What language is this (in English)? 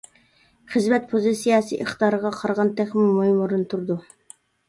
Uyghur